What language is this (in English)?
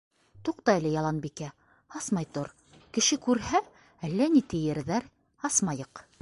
Bashkir